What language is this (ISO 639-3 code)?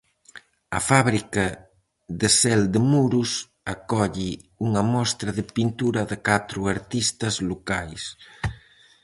glg